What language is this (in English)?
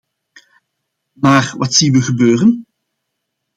Dutch